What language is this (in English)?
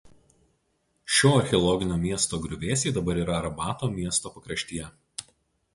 Lithuanian